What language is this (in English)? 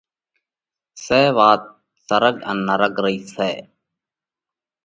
Parkari Koli